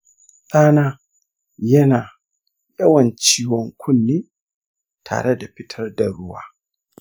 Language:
Hausa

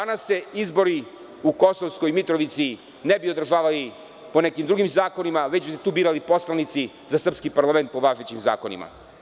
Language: Serbian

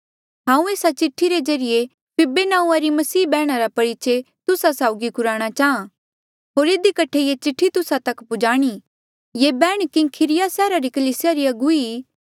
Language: Mandeali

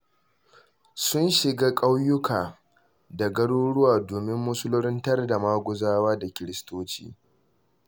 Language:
Hausa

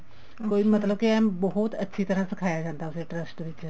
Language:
Punjabi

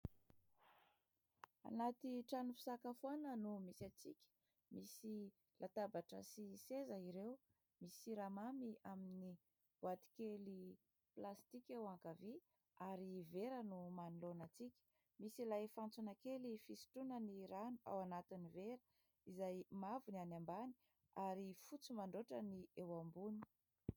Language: Malagasy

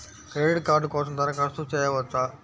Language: Telugu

